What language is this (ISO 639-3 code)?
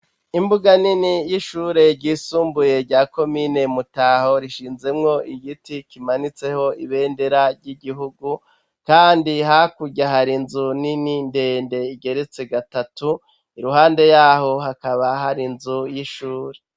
run